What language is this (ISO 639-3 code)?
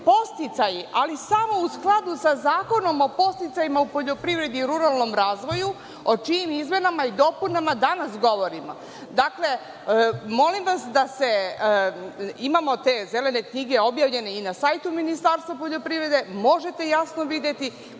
srp